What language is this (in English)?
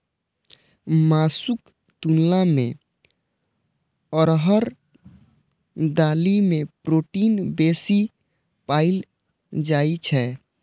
Maithili